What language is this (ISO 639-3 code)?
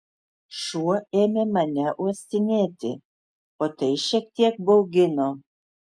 lit